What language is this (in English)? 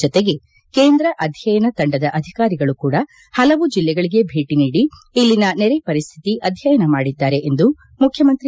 Kannada